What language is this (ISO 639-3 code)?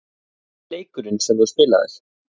isl